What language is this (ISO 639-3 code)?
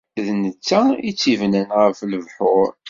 kab